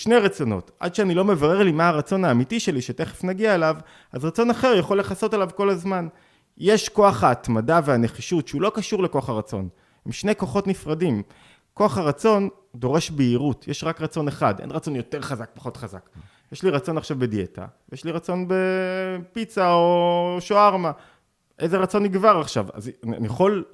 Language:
Hebrew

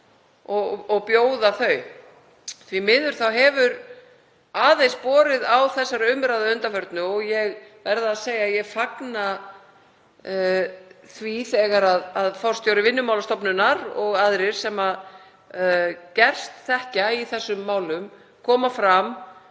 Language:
Icelandic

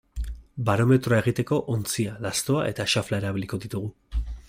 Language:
Basque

